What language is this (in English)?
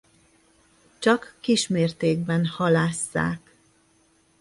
Hungarian